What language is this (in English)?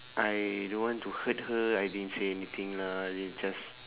English